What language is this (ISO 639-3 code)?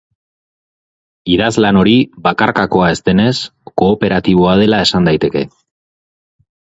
eus